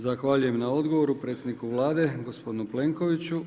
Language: Croatian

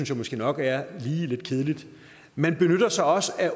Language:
Danish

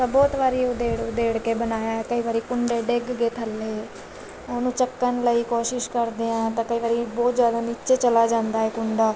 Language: Punjabi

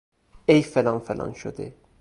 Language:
Persian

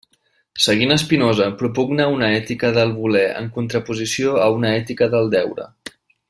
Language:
Catalan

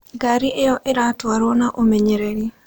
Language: Kikuyu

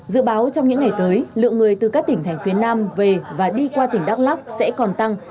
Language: Vietnamese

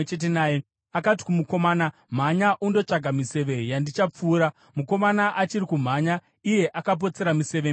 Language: Shona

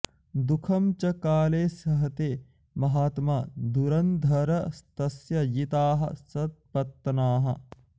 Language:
Sanskrit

